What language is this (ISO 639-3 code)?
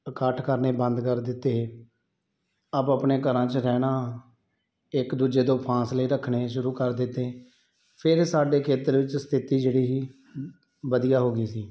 pan